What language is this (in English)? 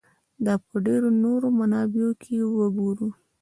Pashto